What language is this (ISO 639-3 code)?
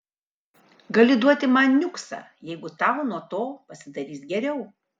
lit